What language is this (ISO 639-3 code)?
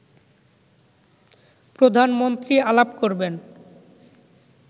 ben